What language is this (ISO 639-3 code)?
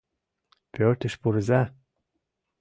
chm